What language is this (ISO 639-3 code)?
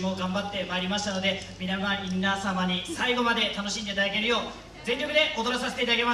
jpn